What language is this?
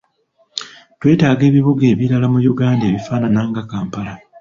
Ganda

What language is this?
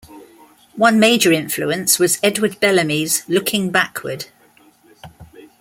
English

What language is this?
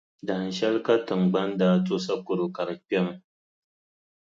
Dagbani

